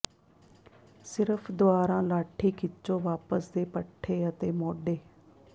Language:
Punjabi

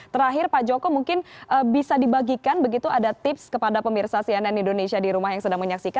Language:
Indonesian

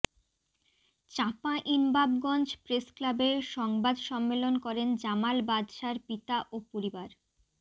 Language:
Bangla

